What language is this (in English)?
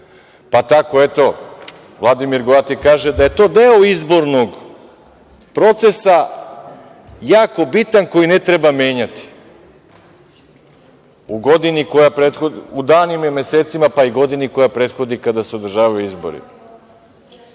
Serbian